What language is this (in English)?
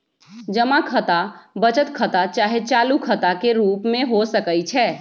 Magahi